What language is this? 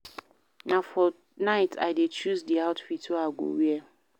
Nigerian Pidgin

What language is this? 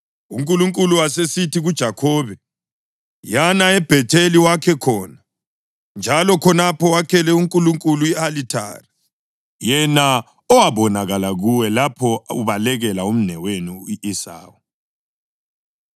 North Ndebele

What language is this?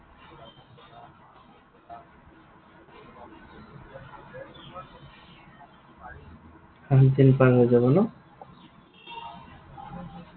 Assamese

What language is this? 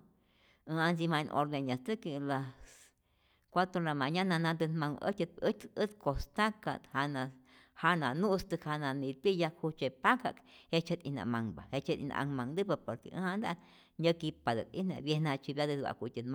Rayón Zoque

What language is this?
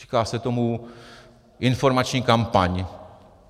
Czech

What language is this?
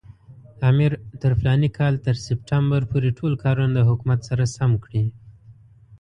Pashto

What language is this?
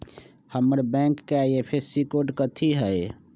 Magahi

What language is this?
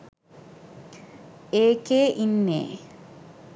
Sinhala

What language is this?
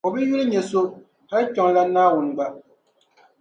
Dagbani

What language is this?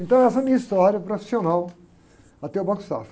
Portuguese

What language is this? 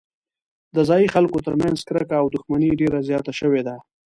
Pashto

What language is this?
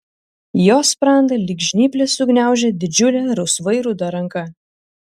Lithuanian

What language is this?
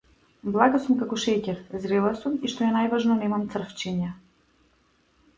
Macedonian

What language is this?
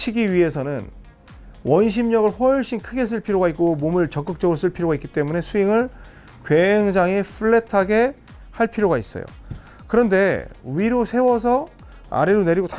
Korean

